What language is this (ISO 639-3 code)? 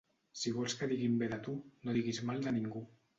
cat